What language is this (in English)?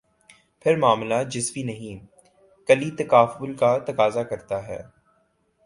Urdu